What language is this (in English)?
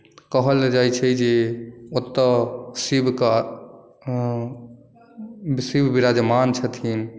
Maithili